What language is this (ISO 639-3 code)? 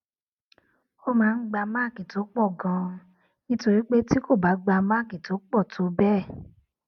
yor